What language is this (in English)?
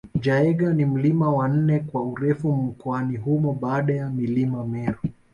Swahili